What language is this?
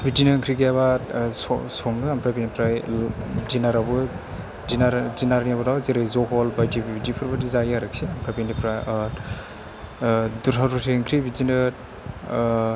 Bodo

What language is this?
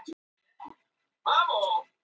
Icelandic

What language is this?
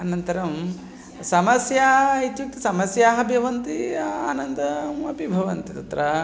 Sanskrit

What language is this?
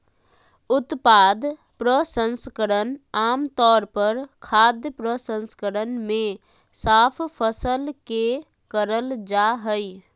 Magahi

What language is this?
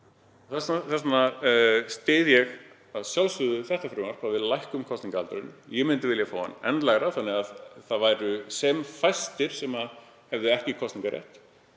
Icelandic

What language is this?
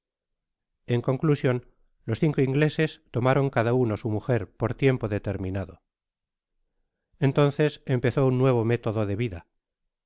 Spanish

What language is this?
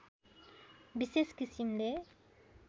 Nepali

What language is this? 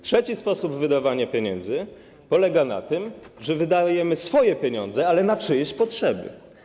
Polish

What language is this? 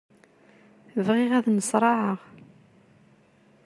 Kabyle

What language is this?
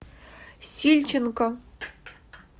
Russian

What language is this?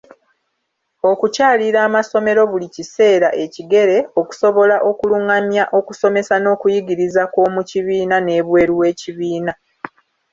Ganda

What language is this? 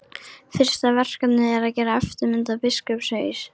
Icelandic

